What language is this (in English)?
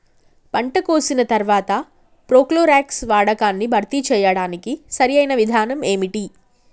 Telugu